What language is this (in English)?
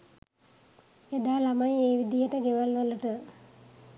Sinhala